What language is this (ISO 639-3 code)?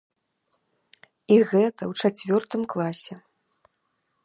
bel